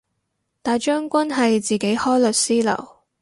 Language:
Cantonese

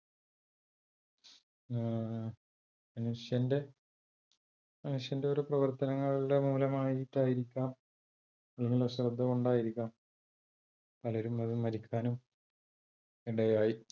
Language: Malayalam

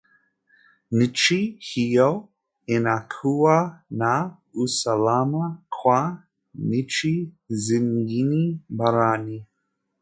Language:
Swahili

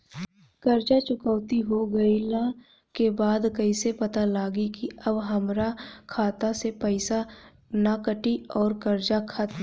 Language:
Bhojpuri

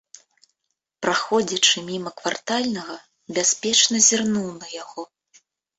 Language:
Belarusian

